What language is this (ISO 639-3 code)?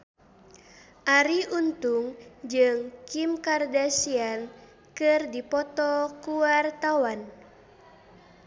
sun